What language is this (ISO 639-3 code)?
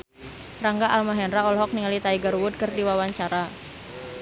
sun